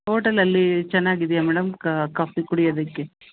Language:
Kannada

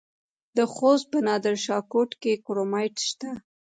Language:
Pashto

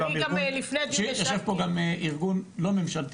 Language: Hebrew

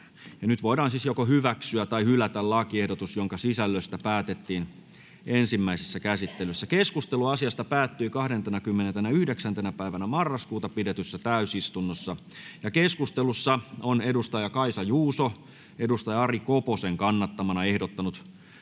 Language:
Finnish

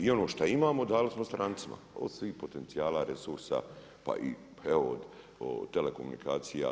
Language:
Croatian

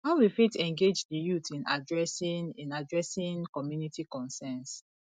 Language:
Nigerian Pidgin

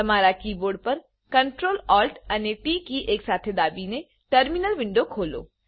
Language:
Gujarati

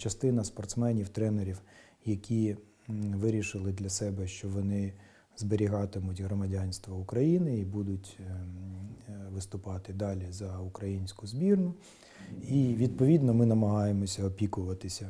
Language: Ukrainian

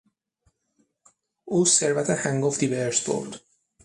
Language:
Persian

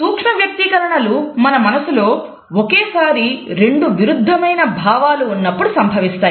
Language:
Telugu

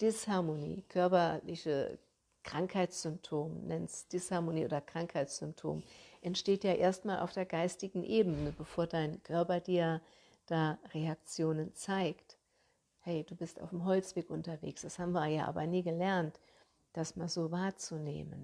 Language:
German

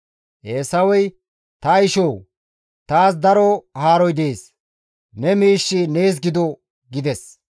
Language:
Gamo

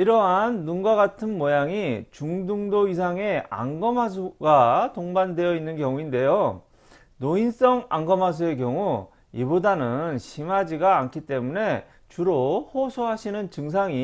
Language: Korean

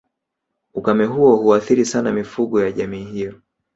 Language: Swahili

